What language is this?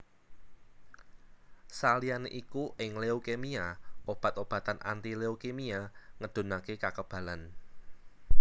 Javanese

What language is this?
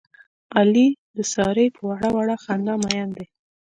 Pashto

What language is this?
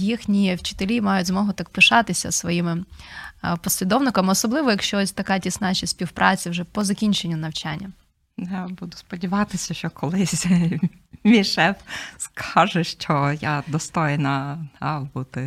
Ukrainian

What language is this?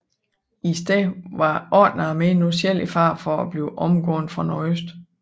Danish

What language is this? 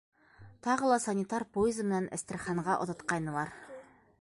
Bashkir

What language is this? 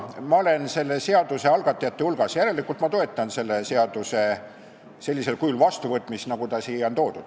Estonian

